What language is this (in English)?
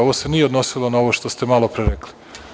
Serbian